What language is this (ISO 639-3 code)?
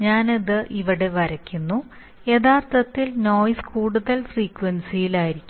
mal